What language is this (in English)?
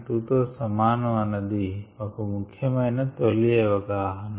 Telugu